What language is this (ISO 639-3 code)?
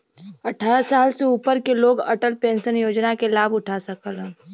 bho